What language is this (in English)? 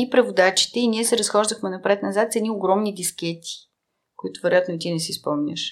Bulgarian